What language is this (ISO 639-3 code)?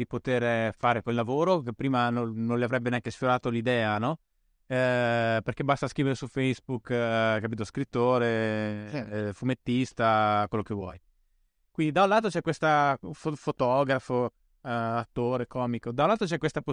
ita